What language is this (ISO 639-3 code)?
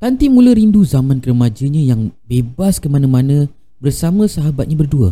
msa